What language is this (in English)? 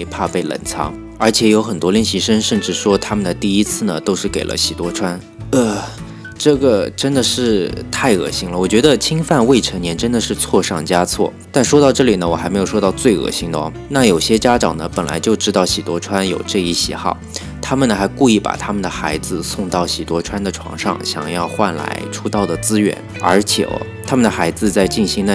Chinese